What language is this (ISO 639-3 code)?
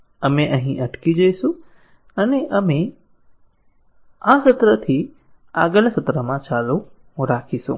guj